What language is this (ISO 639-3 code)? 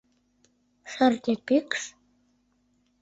chm